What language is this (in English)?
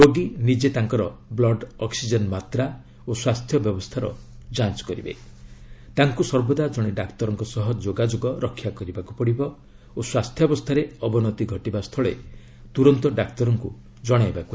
Odia